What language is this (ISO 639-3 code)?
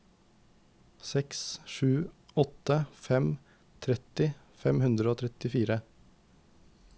nor